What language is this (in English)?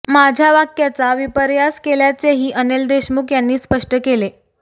Marathi